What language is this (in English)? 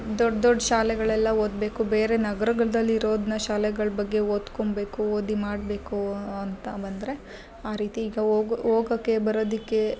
Kannada